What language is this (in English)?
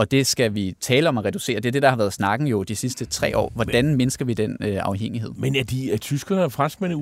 Danish